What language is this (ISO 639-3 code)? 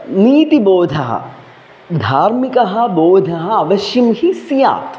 san